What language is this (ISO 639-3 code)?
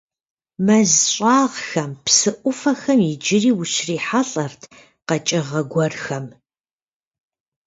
kbd